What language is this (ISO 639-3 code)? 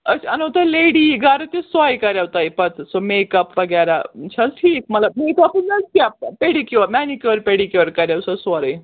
kas